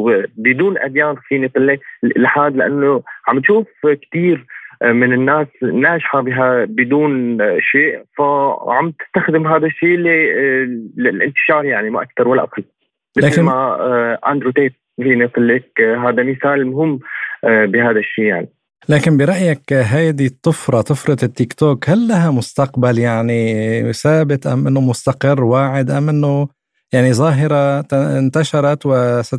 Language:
Arabic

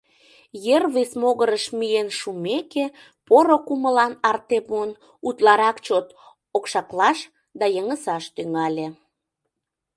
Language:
Mari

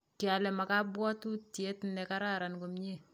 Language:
Kalenjin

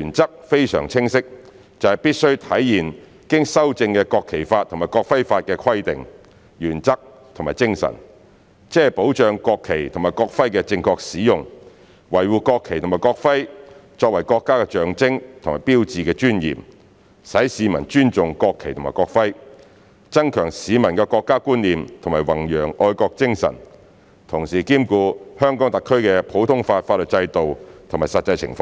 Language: Cantonese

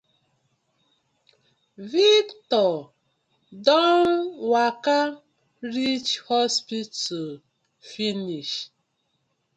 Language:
Nigerian Pidgin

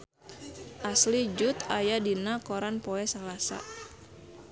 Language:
Sundanese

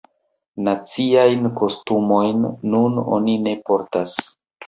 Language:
Esperanto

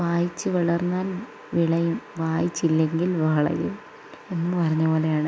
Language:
Malayalam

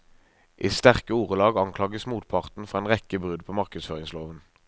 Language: Norwegian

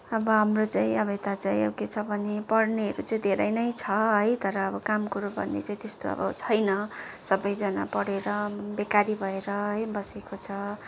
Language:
Nepali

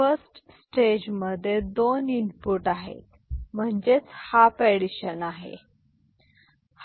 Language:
Marathi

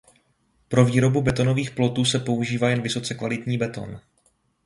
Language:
Czech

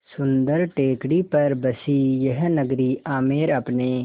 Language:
Hindi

